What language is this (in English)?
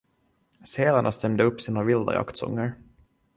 Swedish